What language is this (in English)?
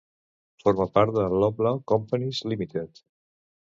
Catalan